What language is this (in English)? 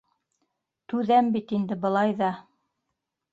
Bashkir